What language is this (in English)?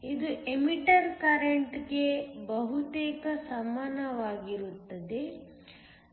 Kannada